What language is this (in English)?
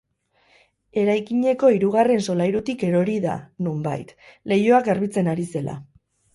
Basque